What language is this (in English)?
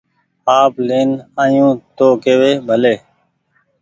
Goaria